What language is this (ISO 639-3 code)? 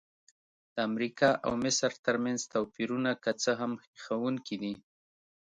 pus